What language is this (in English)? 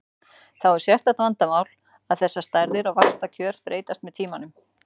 Icelandic